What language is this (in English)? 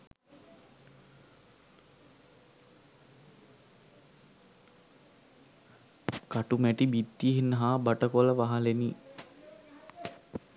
Sinhala